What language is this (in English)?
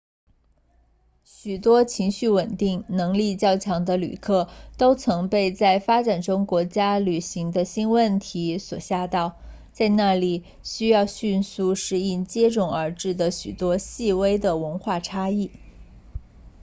Chinese